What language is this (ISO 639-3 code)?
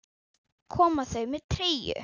isl